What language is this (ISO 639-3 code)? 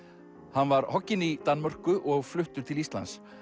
isl